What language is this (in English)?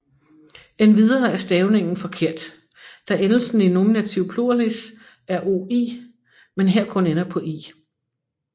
Danish